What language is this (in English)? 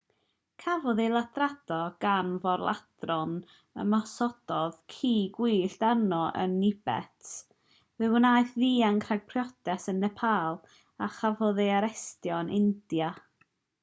Welsh